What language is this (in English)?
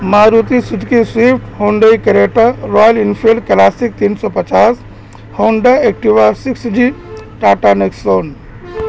Urdu